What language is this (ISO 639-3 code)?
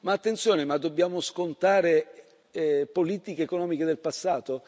ita